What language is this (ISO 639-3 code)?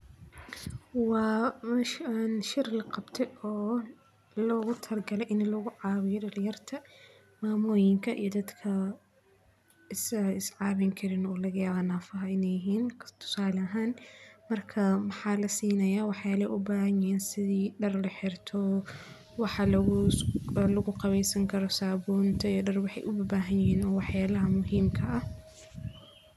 som